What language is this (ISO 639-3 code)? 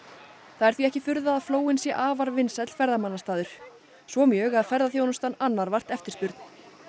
isl